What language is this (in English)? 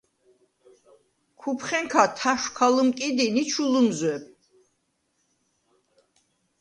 Svan